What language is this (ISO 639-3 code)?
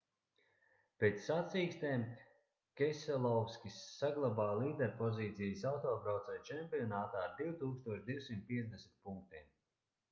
lav